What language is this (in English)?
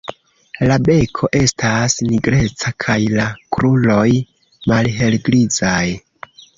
Esperanto